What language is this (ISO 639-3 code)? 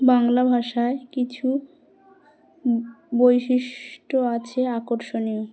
ben